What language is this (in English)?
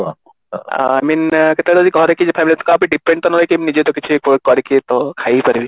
Odia